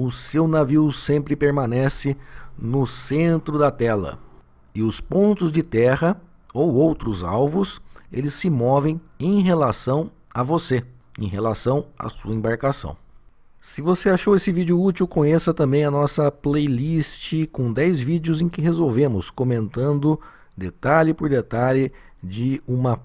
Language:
Portuguese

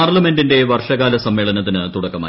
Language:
Malayalam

